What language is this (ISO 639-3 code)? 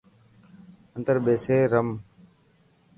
mki